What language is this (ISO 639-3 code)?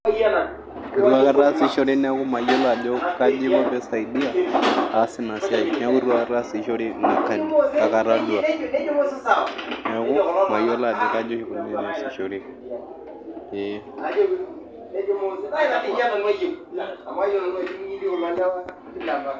mas